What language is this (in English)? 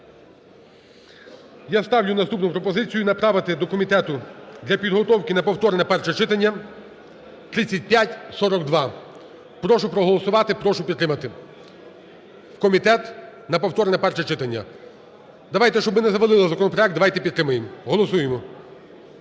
Ukrainian